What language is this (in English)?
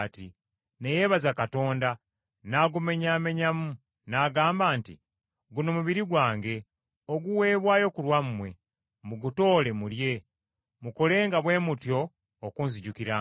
Ganda